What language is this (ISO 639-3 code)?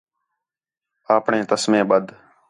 xhe